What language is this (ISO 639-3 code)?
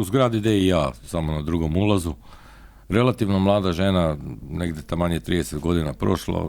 hrv